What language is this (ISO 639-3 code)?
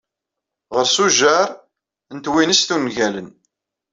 kab